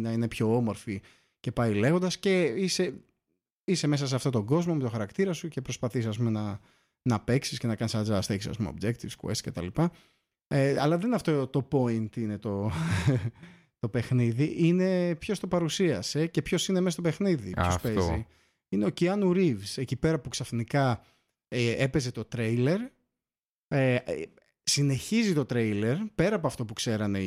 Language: Greek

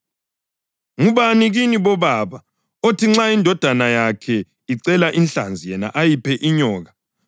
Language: North Ndebele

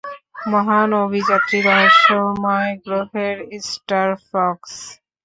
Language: Bangla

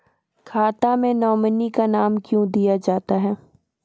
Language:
Maithili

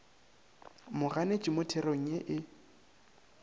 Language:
Northern Sotho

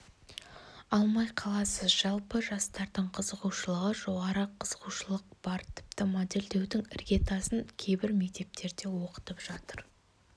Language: Kazakh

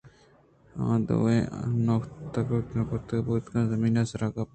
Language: Eastern Balochi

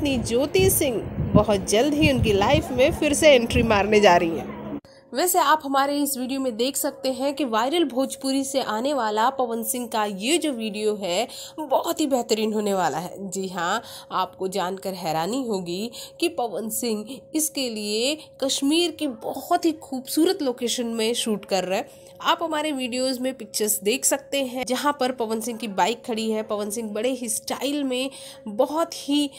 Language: Hindi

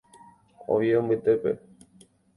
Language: Guarani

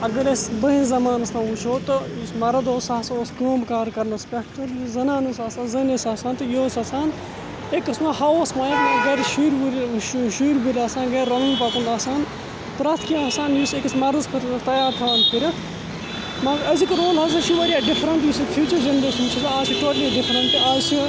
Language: Kashmiri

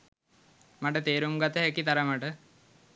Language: Sinhala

